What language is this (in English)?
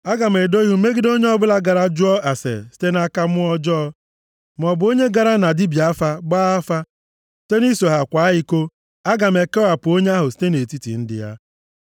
Igbo